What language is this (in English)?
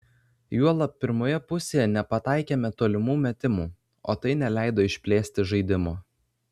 Lithuanian